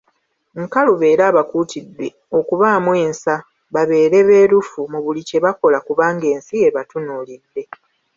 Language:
Ganda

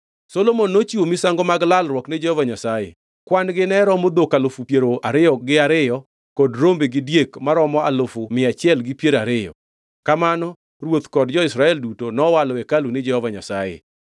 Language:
Luo (Kenya and Tanzania)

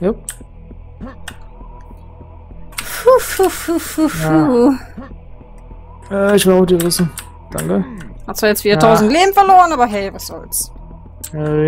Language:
German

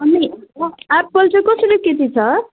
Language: Nepali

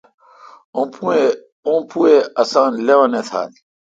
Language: Kalkoti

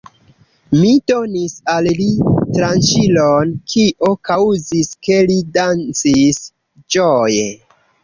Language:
Esperanto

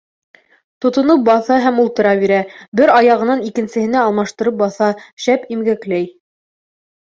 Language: Bashkir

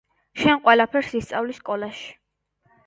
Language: Georgian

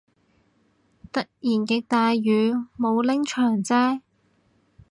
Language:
Cantonese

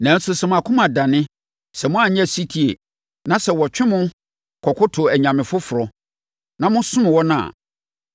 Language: Akan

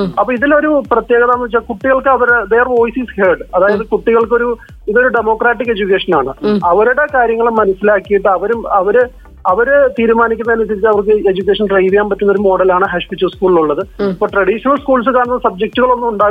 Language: Malayalam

